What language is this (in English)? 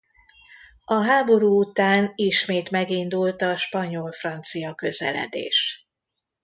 Hungarian